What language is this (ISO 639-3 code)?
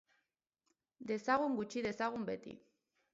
eus